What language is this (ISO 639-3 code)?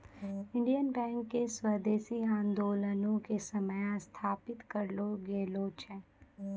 mai